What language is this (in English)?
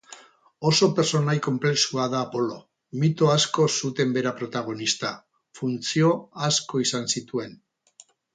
Basque